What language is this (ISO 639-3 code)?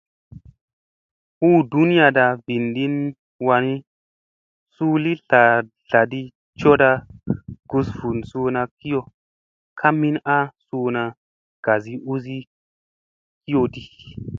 mse